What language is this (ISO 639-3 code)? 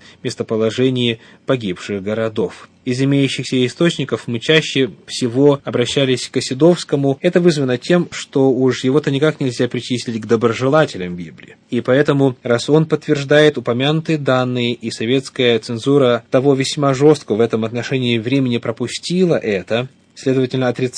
rus